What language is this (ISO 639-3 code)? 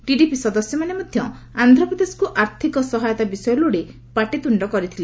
ori